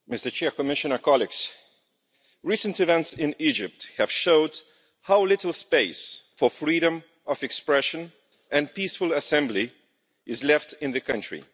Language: English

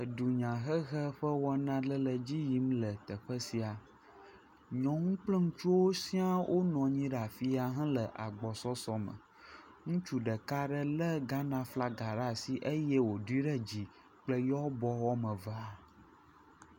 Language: Ewe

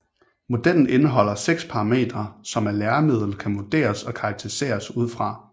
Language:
Danish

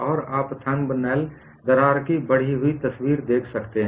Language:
Hindi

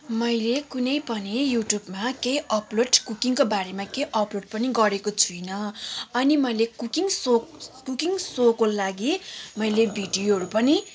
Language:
Nepali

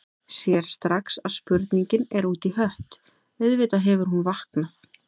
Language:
Icelandic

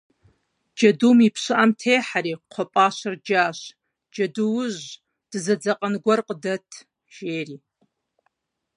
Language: Kabardian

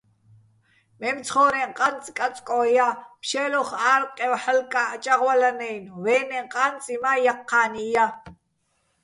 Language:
Bats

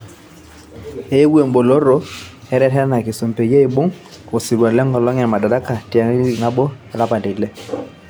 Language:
Masai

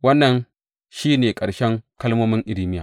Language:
Hausa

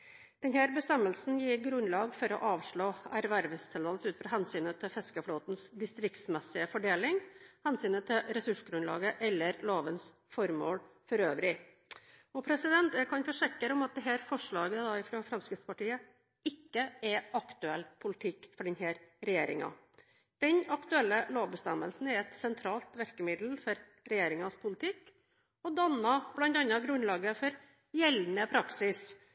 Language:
Norwegian Bokmål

